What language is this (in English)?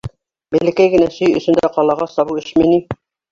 Bashkir